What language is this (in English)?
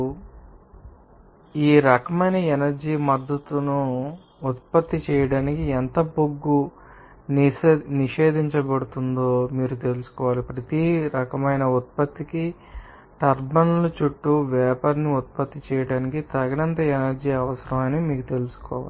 Telugu